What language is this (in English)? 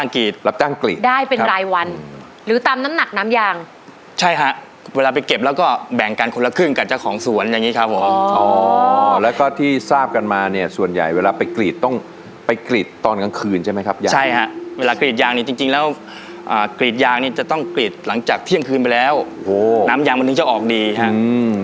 Thai